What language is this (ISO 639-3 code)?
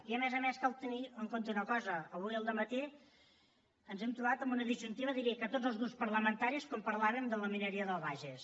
cat